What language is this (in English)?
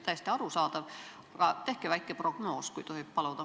Estonian